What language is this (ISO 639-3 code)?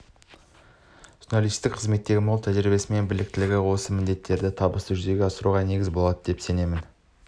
kaz